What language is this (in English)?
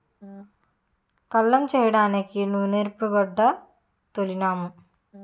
Telugu